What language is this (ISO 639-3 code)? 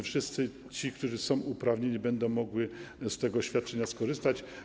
pol